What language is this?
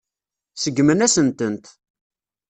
Kabyle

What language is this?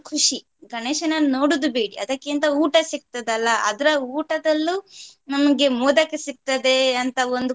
Kannada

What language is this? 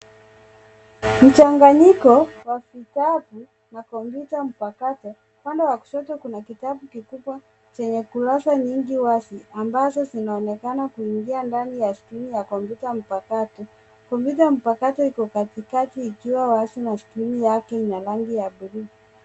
Swahili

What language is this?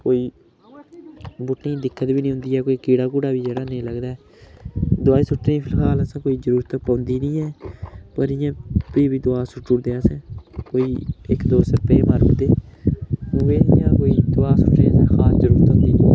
Dogri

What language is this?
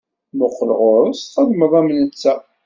Kabyle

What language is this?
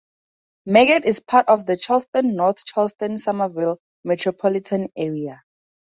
English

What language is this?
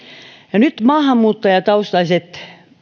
Finnish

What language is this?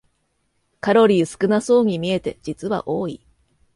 Japanese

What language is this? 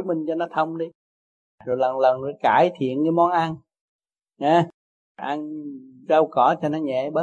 Vietnamese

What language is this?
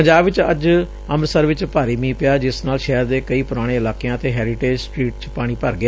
Punjabi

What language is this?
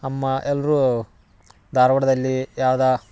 Kannada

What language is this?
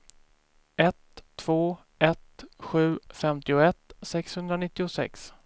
Swedish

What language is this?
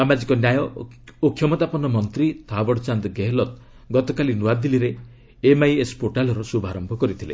Odia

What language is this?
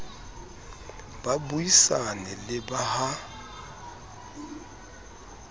Southern Sotho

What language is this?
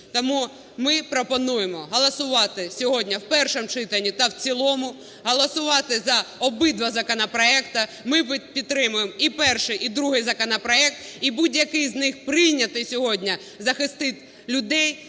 Ukrainian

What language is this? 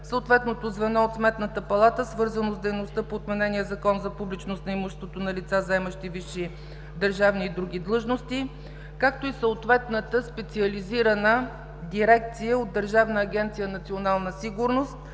Bulgarian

